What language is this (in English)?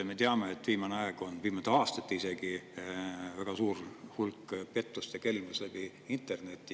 Estonian